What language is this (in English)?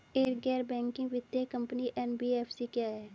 Hindi